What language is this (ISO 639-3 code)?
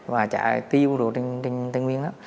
vie